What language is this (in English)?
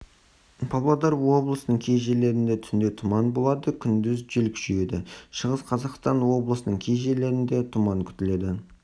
Kazakh